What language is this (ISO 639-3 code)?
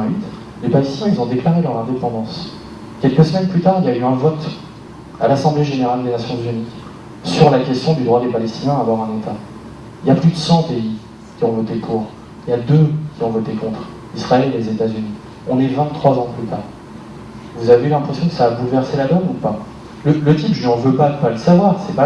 fra